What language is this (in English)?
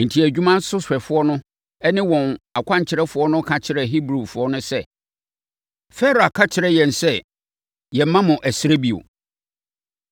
Akan